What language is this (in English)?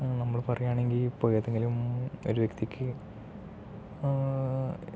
Malayalam